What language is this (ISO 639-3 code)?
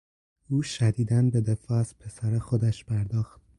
fas